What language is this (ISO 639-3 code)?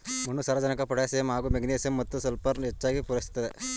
kan